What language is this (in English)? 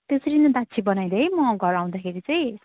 Nepali